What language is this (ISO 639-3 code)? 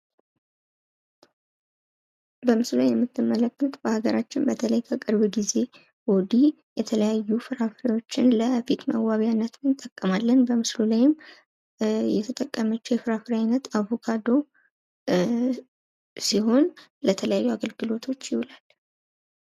amh